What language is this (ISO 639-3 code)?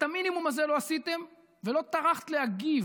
heb